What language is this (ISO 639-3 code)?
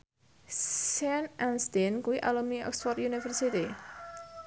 jav